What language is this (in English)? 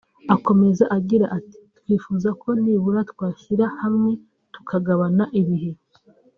Kinyarwanda